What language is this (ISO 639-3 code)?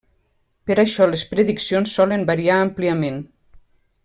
cat